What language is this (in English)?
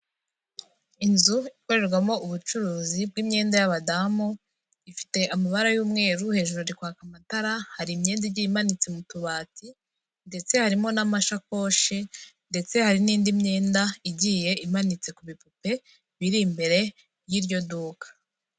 Kinyarwanda